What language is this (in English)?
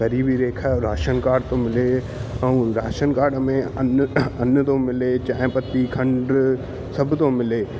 Sindhi